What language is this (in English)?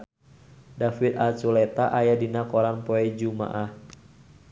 Sundanese